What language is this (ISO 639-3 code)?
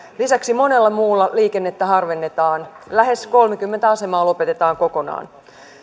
fin